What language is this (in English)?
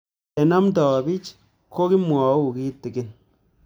Kalenjin